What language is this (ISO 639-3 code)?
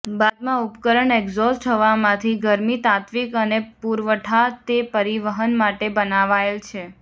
guj